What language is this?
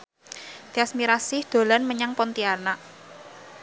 Javanese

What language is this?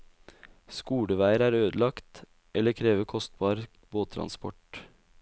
Norwegian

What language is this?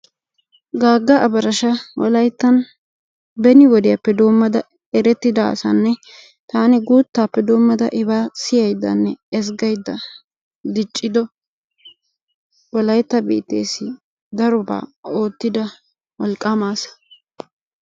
Wolaytta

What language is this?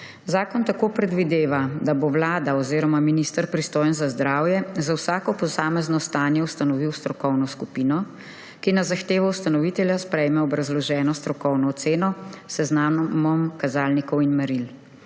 Slovenian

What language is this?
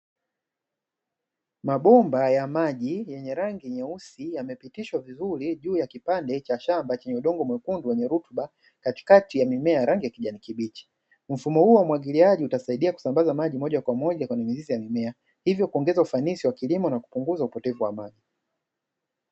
Swahili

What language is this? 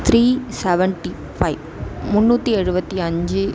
Tamil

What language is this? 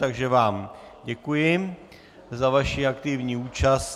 Czech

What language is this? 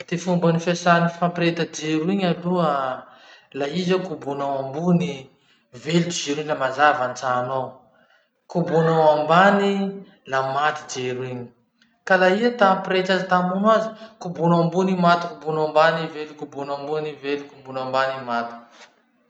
Masikoro Malagasy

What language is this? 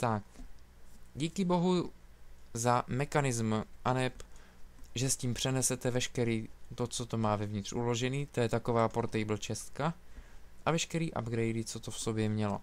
Czech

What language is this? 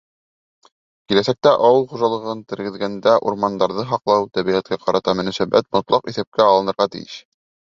Bashkir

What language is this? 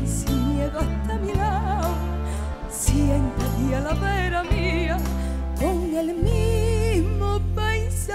Arabic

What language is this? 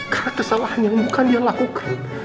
Indonesian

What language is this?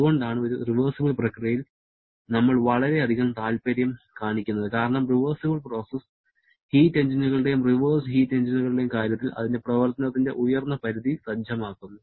Malayalam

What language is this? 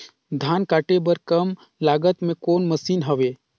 Chhattisgarhi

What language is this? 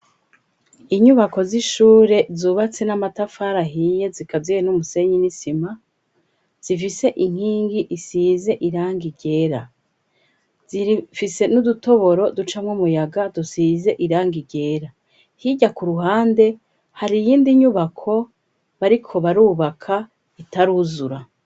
Rundi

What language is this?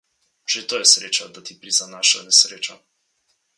Slovenian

